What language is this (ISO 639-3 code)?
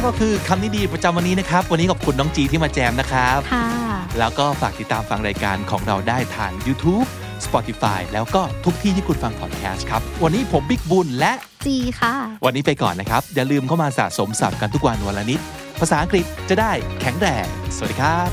tha